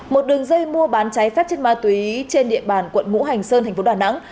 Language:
Vietnamese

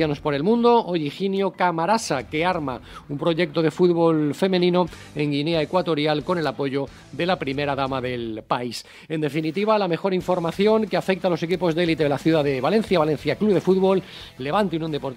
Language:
Spanish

